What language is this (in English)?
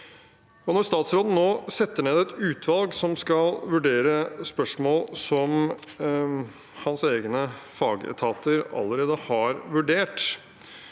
Norwegian